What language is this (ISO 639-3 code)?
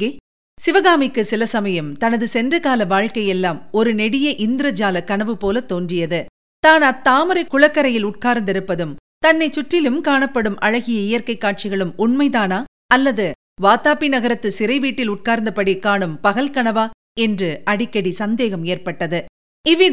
tam